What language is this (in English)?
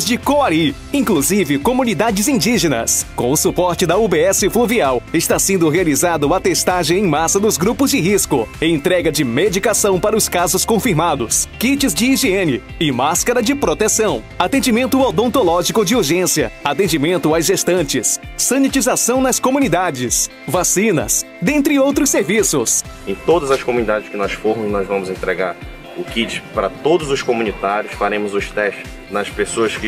Portuguese